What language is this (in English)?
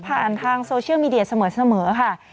Thai